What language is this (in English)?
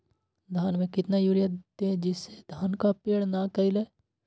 Magahi